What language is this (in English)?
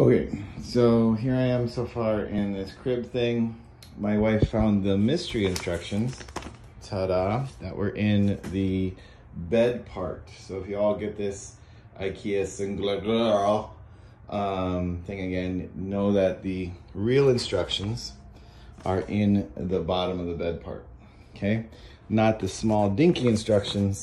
English